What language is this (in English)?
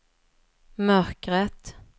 Swedish